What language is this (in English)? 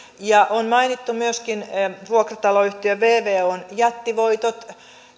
Finnish